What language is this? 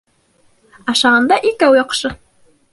Bashkir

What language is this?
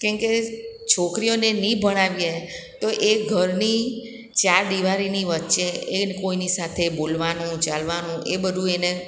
Gujarati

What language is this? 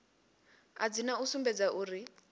Venda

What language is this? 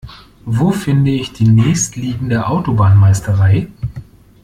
German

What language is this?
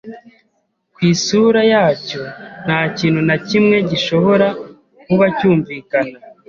Kinyarwanda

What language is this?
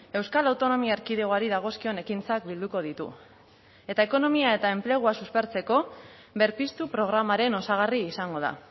Basque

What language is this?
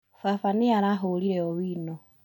Kikuyu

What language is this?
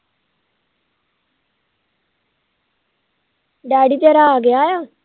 Punjabi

